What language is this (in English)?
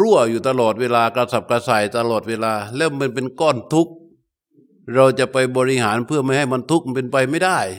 Thai